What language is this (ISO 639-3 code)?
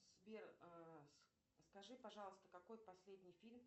rus